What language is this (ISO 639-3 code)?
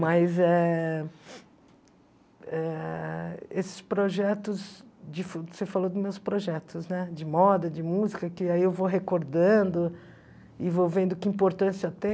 por